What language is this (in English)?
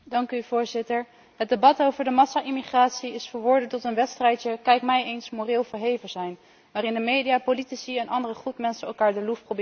Dutch